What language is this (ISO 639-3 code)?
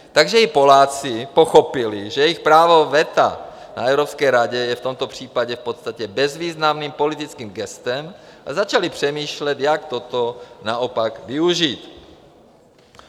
ces